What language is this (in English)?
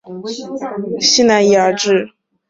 Chinese